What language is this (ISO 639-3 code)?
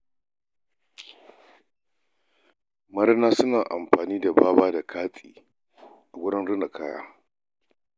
hau